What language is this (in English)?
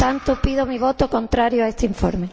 Spanish